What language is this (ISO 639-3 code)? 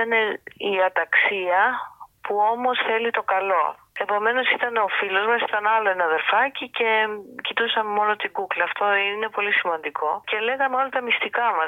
ell